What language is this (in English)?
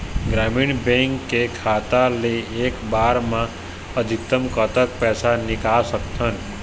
Chhattisgarhi